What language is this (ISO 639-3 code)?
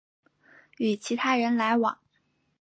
zho